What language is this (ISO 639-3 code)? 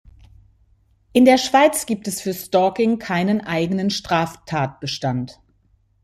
deu